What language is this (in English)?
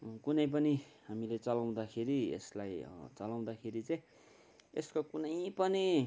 Nepali